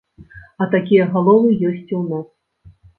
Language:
Belarusian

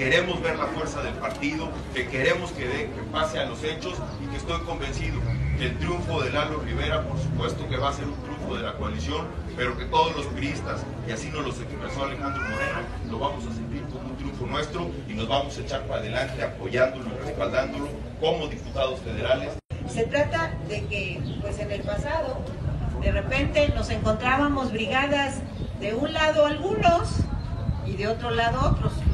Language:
Spanish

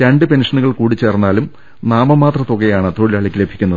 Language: Malayalam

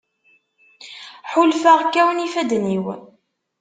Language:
Kabyle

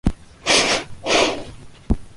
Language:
Japanese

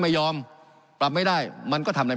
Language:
Thai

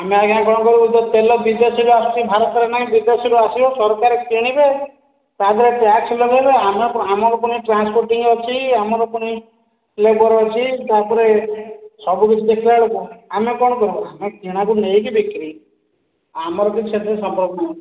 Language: Odia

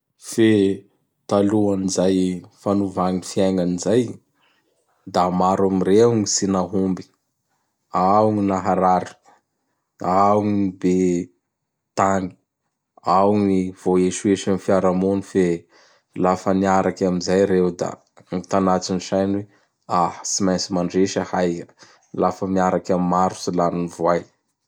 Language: Bara Malagasy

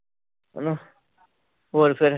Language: Punjabi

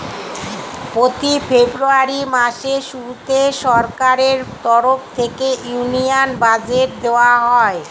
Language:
Bangla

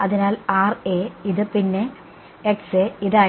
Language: Malayalam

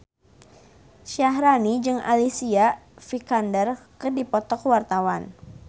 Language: Sundanese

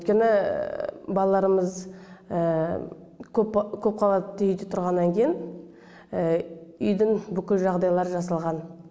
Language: Kazakh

